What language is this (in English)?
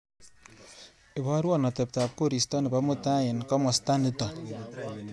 Kalenjin